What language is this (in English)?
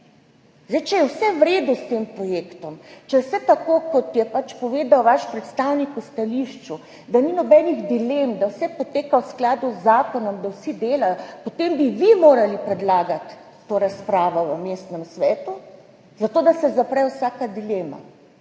Slovenian